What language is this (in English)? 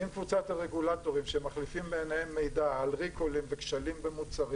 Hebrew